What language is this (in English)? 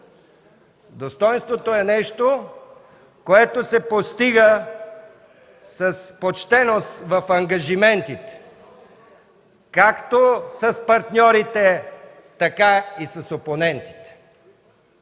Bulgarian